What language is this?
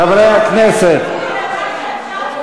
Hebrew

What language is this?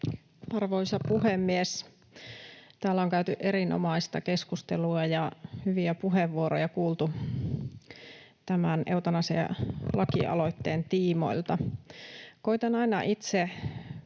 Finnish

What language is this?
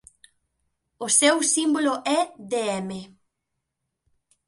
Galician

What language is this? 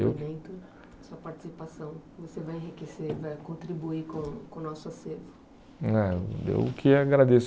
Portuguese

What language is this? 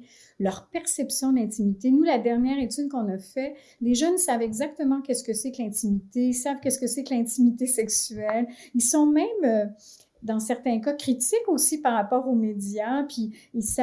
French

